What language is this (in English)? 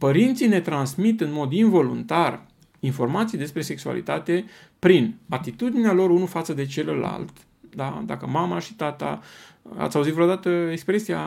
Romanian